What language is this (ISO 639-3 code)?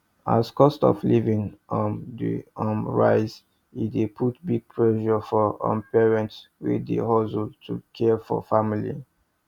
pcm